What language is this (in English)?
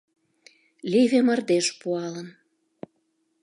Mari